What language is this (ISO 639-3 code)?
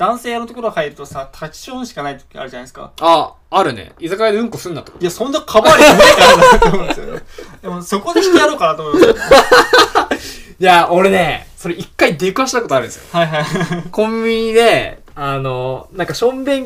jpn